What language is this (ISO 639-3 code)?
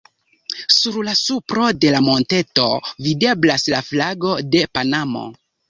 epo